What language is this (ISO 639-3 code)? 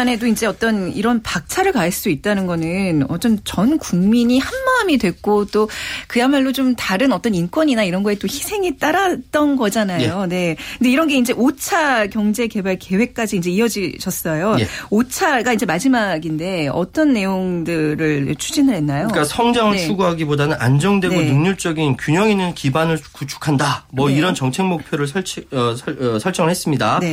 kor